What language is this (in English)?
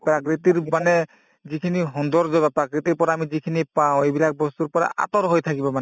Assamese